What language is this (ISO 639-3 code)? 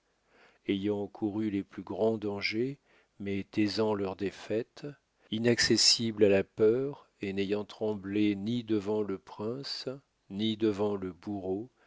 fra